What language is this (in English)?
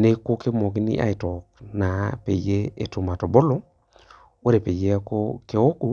Masai